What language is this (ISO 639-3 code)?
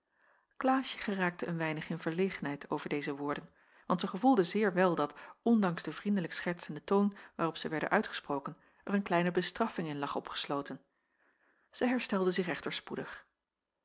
nld